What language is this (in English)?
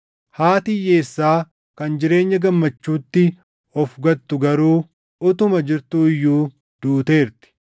Oromo